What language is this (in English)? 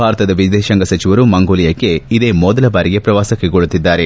Kannada